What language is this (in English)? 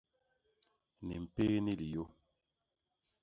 Basaa